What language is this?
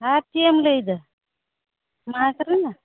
Santali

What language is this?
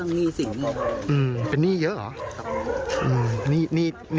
Thai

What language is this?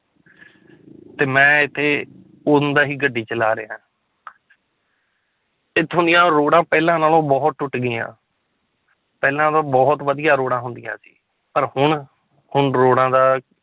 Punjabi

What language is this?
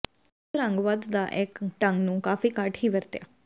Punjabi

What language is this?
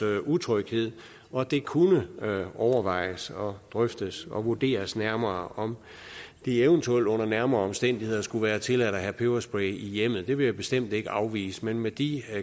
Danish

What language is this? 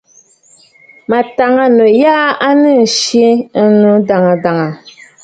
Bafut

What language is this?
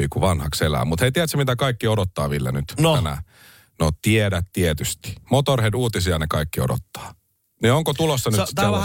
Finnish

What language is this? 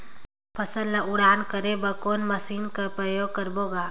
Chhattisgarhi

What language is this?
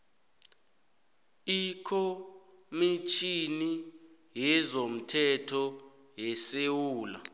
South Ndebele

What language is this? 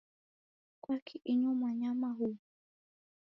Taita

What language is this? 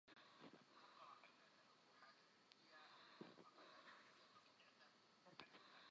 Central Kurdish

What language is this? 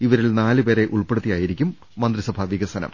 Malayalam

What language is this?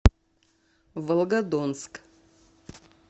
Russian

